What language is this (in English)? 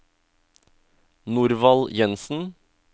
Norwegian